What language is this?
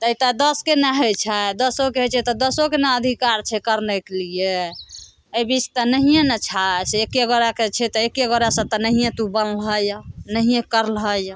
Maithili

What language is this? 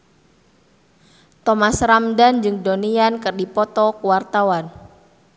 Sundanese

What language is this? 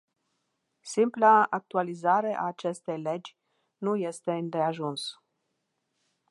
Romanian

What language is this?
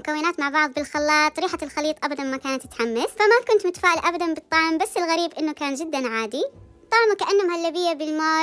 Arabic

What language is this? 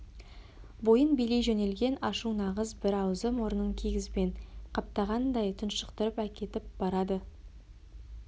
Kazakh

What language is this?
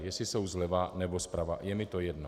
Czech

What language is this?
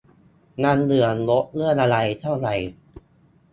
Thai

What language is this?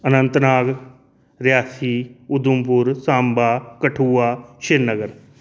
Dogri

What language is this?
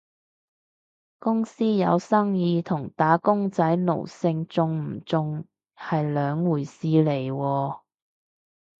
Cantonese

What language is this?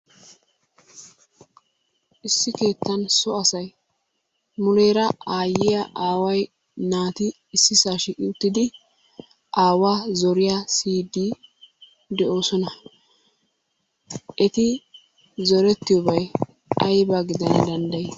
Wolaytta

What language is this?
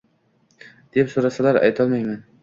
Uzbek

